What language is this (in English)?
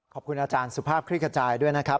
Thai